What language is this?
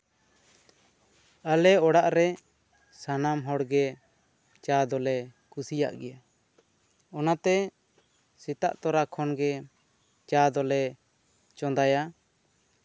Santali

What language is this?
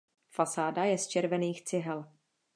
Czech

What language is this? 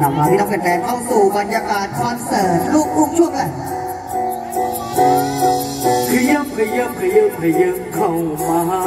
Thai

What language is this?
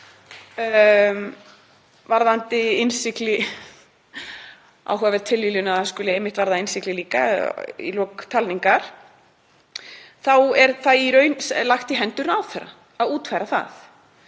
Icelandic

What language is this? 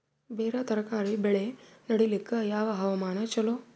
Kannada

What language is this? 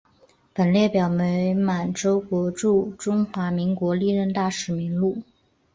Chinese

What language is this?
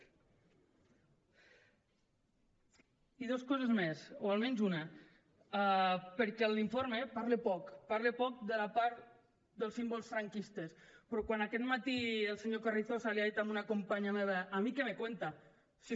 Catalan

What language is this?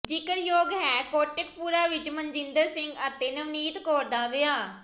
Punjabi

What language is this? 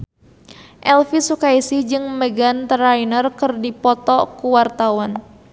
Sundanese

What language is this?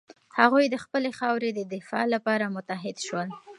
Pashto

